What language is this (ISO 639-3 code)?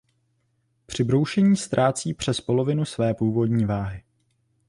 ces